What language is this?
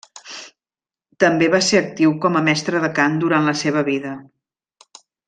Catalan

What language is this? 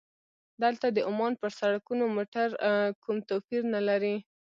Pashto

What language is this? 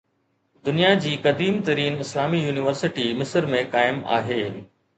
Sindhi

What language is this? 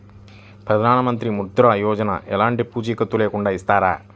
Telugu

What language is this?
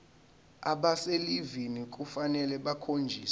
Zulu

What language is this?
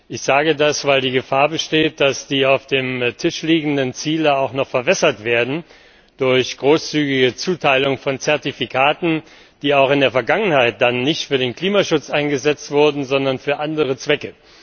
German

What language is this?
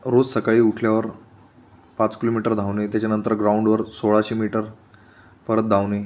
Marathi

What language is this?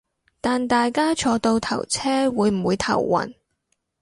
Cantonese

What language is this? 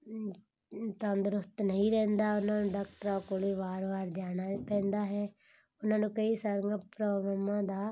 Punjabi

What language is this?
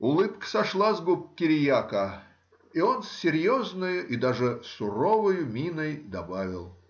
Russian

